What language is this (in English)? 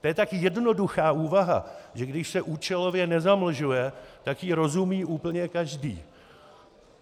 Czech